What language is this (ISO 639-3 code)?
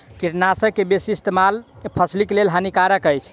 mai